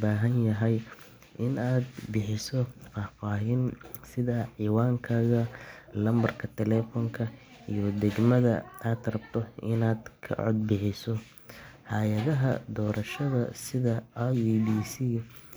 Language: Somali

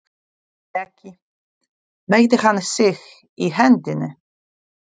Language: Icelandic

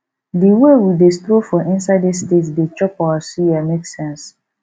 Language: Nigerian Pidgin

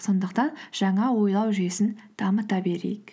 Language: Kazakh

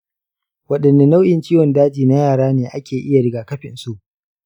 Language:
Hausa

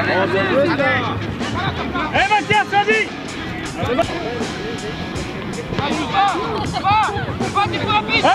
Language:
French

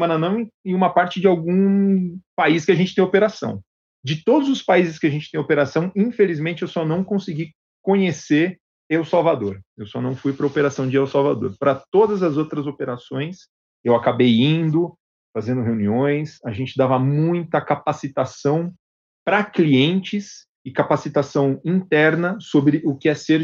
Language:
Portuguese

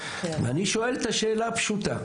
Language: Hebrew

